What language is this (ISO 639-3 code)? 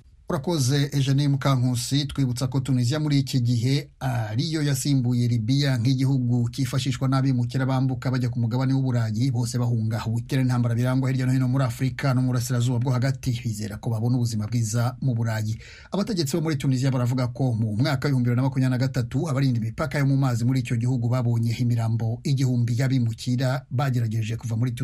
swa